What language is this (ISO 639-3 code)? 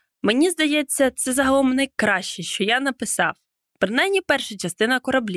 ukr